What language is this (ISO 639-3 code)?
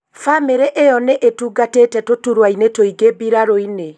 kik